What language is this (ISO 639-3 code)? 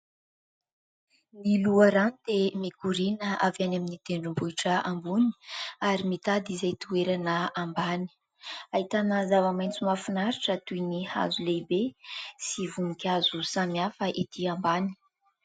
mlg